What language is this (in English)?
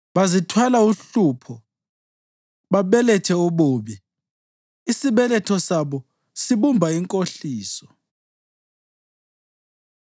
North Ndebele